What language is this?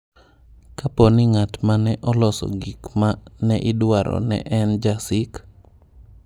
Luo (Kenya and Tanzania)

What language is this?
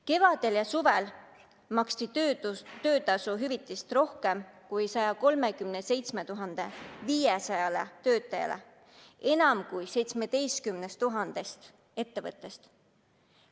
Estonian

